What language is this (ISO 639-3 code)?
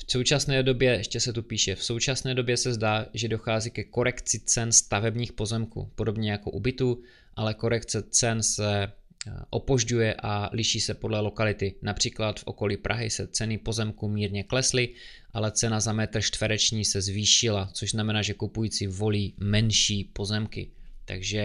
ces